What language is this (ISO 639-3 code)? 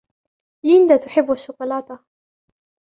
ara